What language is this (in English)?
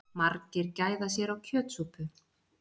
Icelandic